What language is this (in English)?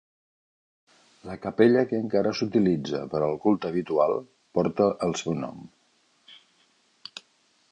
Catalan